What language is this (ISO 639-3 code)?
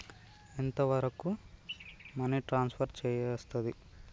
tel